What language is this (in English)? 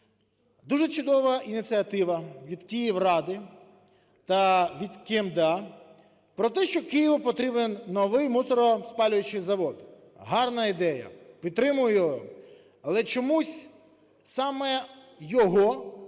Ukrainian